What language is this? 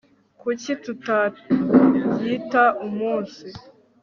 Kinyarwanda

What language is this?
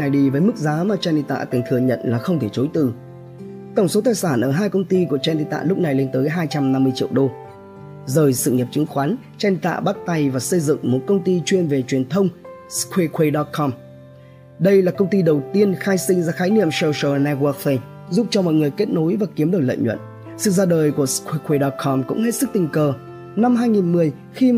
Vietnamese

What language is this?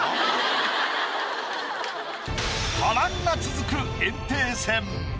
Japanese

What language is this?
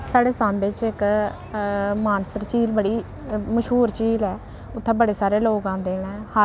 Dogri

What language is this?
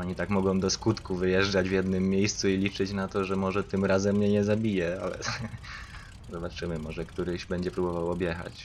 Polish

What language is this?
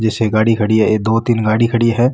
Marwari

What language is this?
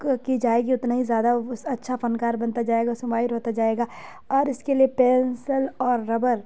Urdu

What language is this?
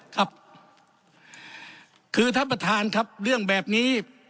Thai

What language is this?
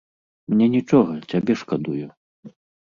Belarusian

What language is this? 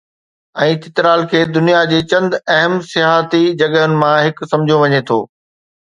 Sindhi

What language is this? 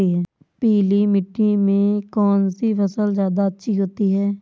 Hindi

